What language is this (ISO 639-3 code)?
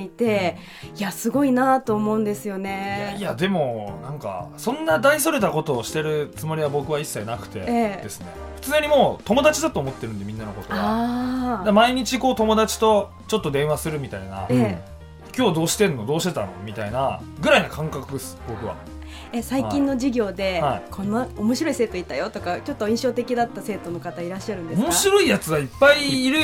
jpn